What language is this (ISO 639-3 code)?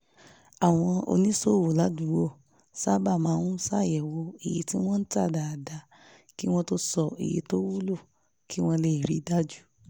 yor